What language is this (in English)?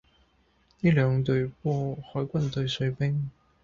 Cantonese